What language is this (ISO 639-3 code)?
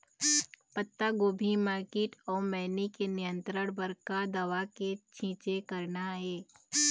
hne